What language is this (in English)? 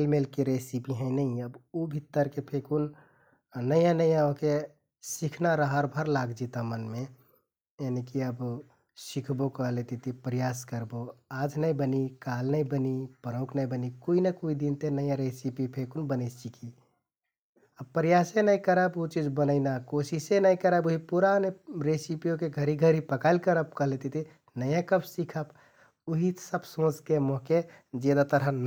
Kathoriya Tharu